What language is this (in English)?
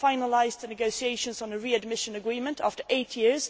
English